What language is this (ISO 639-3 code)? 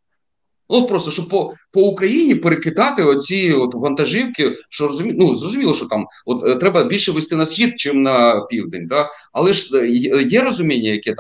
ukr